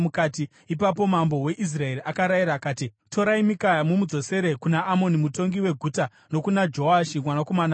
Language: Shona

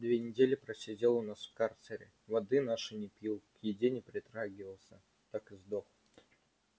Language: Russian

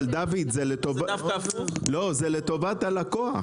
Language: Hebrew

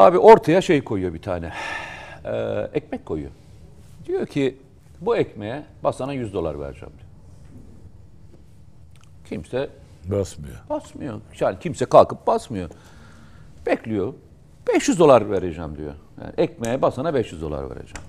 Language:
Turkish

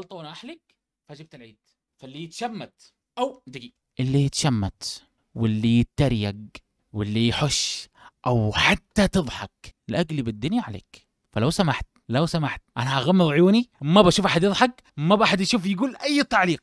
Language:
Arabic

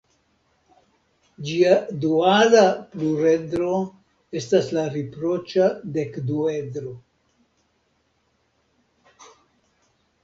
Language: Esperanto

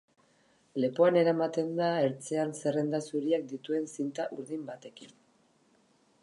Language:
Basque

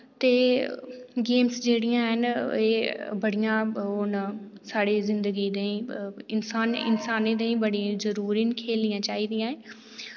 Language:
Dogri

